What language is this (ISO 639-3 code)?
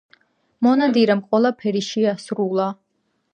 kat